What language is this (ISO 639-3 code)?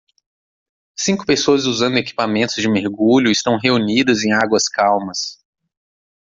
por